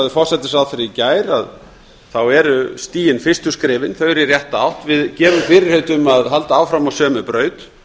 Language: Icelandic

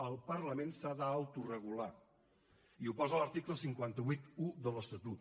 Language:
Catalan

